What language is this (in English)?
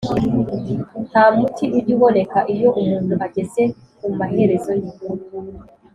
Kinyarwanda